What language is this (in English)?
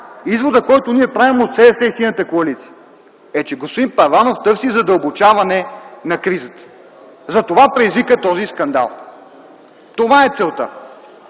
Bulgarian